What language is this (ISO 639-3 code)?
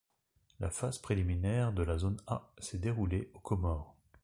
fra